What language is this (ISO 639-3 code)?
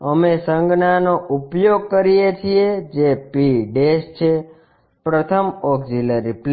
guj